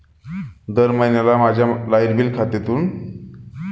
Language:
Marathi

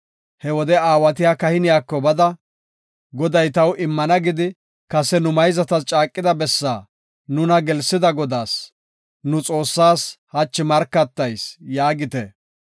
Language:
Gofa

